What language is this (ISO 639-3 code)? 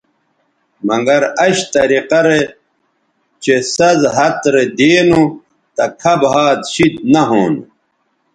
btv